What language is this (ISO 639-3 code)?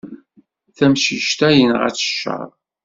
kab